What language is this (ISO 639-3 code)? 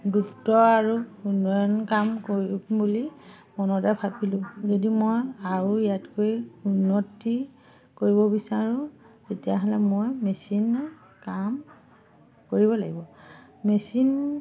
asm